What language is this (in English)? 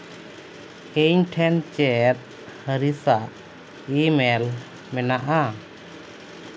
Santali